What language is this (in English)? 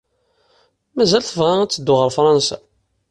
Kabyle